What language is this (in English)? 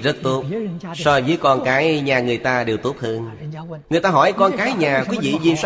Vietnamese